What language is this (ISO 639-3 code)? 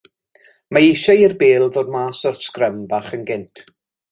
cym